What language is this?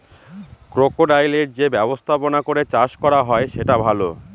Bangla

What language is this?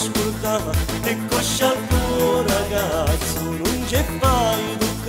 Romanian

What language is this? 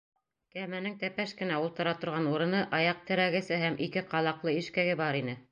Bashkir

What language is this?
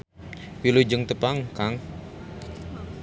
Sundanese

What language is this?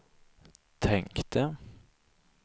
Swedish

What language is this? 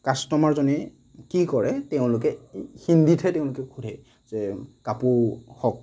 Assamese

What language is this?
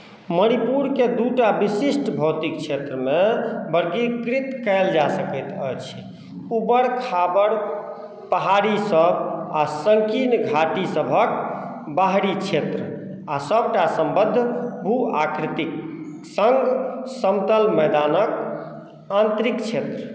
Maithili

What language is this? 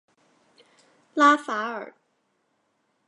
Chinese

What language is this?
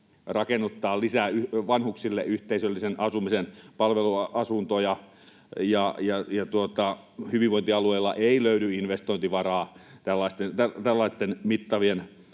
Finnish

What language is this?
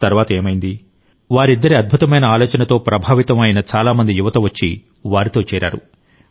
Telugu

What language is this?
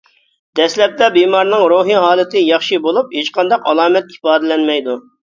Uyghur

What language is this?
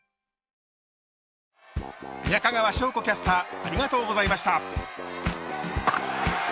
Japanese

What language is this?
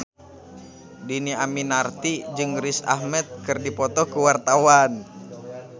Sundanese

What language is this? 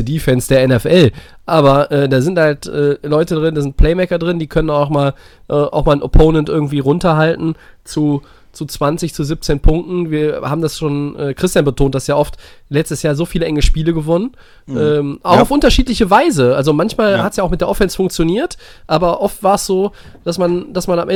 German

